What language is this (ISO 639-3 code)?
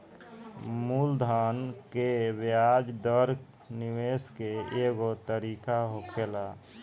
bho